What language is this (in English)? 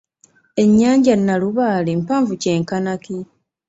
Ganda